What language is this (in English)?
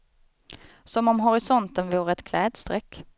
Swedish